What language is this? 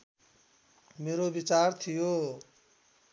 Nepali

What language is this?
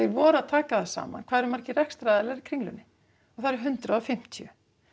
Icelandic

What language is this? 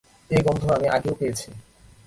Bangla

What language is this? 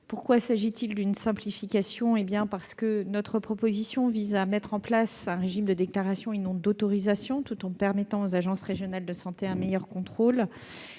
French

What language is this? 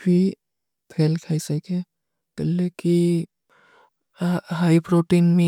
Kui (India)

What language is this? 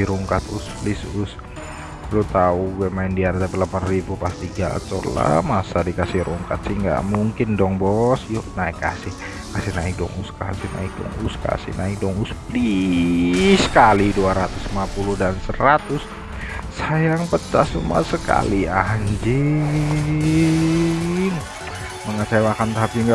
Indonesian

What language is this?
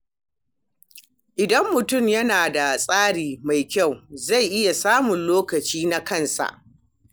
Hausa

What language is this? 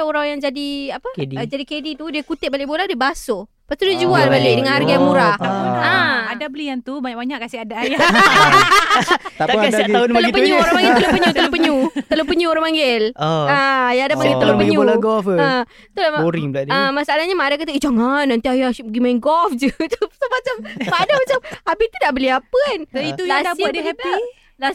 Malay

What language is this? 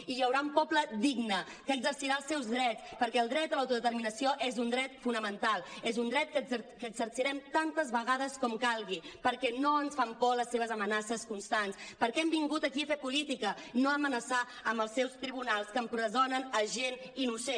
Catalan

